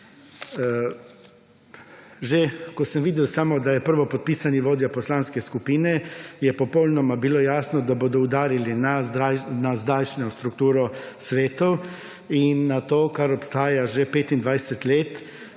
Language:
Slovenian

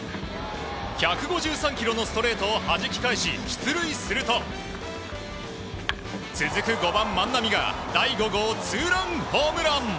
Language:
Japanese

